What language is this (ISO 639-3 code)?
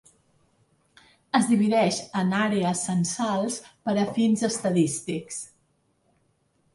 cat